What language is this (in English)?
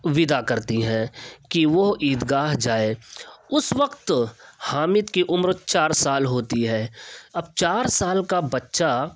Urdu